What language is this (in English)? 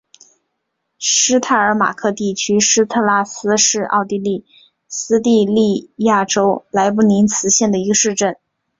Chinese